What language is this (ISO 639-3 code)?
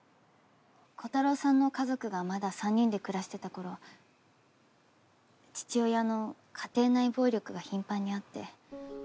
jpn